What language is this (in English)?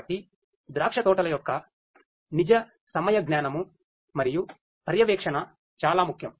Telugu